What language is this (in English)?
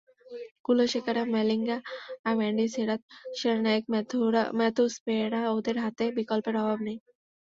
Bangla